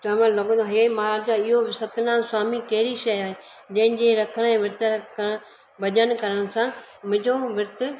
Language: Sindhi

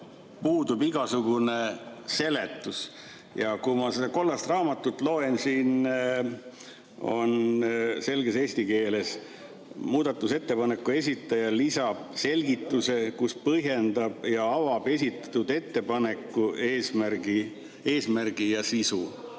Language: Estonian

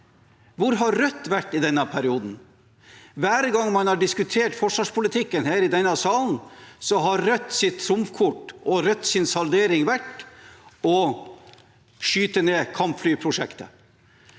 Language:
Norwegian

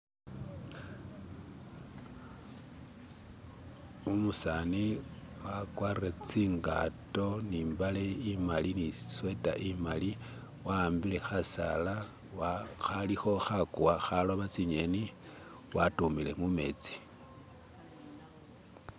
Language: Masaaba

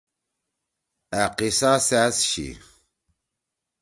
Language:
Torwali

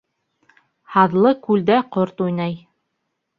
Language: Bashkir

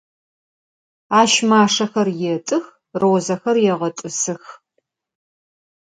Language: Adyghe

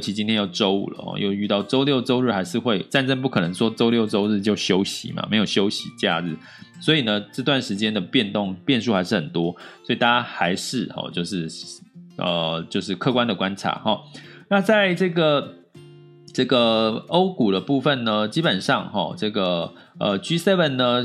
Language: Chinese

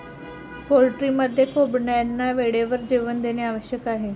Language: Marathi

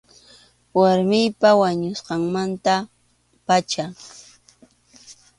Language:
Arequipa-La Unión Quechua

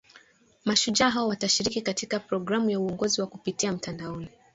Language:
Swahili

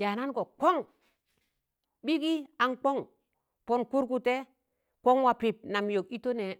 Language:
Tangale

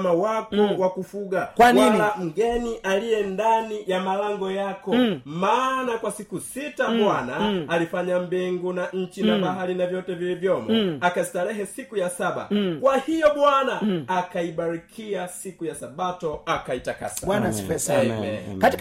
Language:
Swahili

